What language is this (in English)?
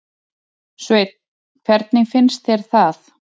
Icelandic